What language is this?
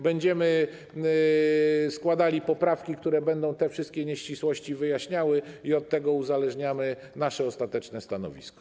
Polish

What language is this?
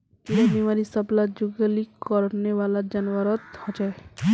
Magahi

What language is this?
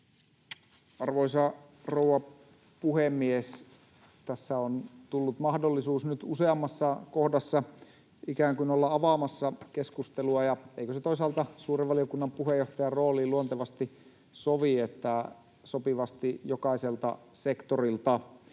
Finnish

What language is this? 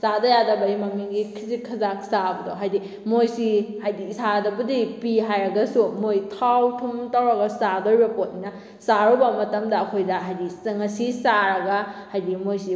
Manipuri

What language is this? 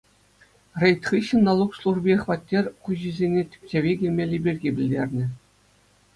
Chuvash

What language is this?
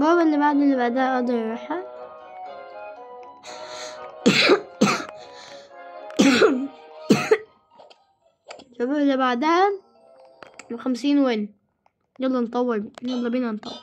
Arabic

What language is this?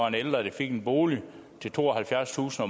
Danish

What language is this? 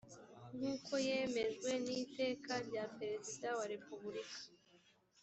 Kinyarwanda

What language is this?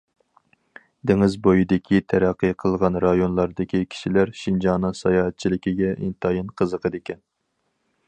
Uyghur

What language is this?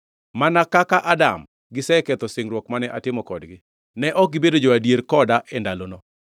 Luo (Kenya and Tanzania)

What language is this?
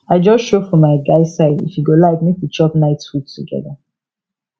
Nigerian Pidgin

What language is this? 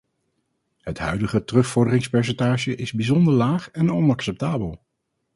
Dutch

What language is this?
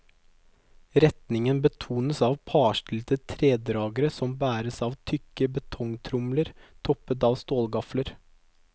Norwegian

